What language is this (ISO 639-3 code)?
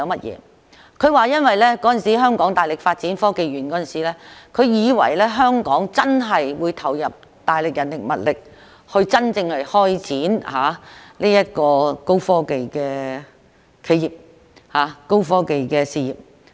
yue